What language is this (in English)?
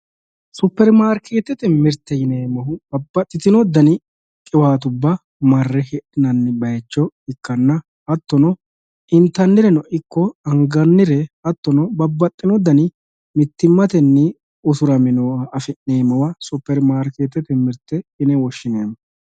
Sidamo